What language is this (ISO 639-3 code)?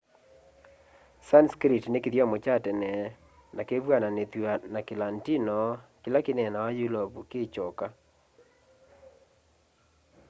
kam